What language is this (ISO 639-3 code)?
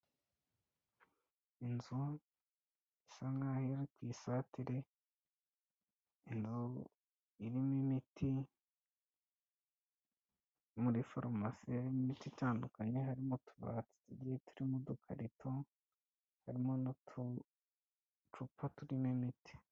kin